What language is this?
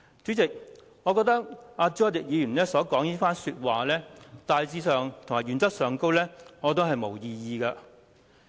Cantonese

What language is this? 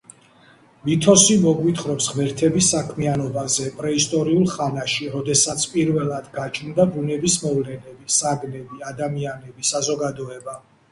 Georgian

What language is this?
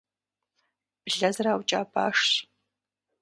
Kabardian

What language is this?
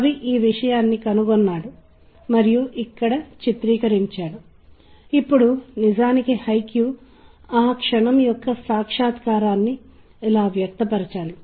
Telugu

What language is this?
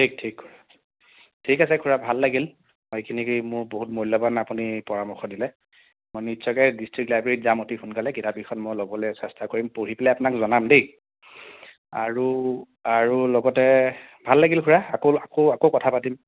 Assamese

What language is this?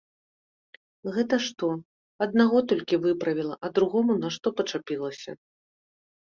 Belarusian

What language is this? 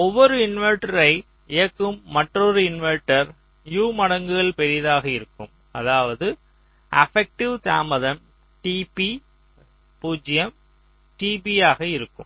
Tamil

